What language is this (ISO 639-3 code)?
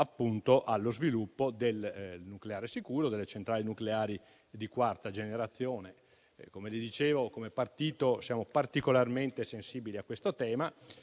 ita